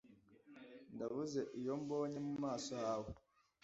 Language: Kinyarwanda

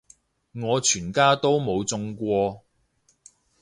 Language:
Cantonese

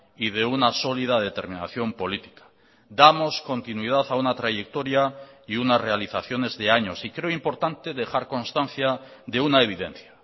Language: Spanish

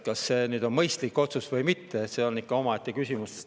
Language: Estonian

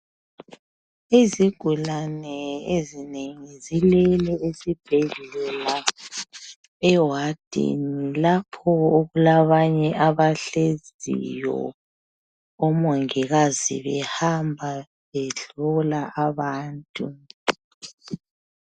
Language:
North Ndebele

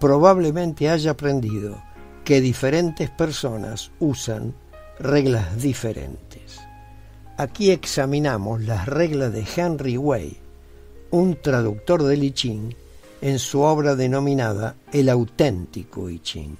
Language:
Spanish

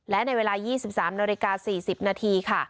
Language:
Thai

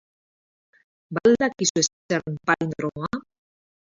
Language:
Basque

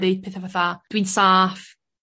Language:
Welsh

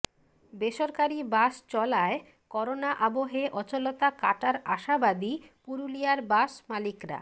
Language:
Bangla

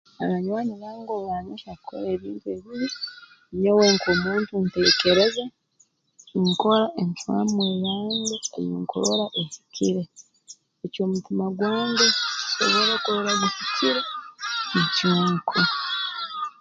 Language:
Tooro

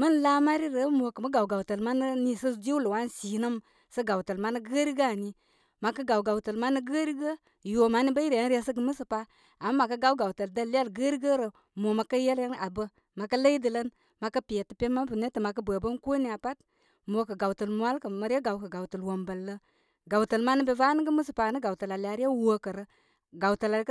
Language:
Koma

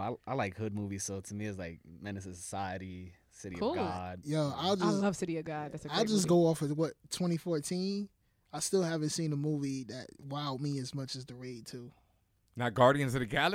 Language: English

